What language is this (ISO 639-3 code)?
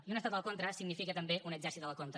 cat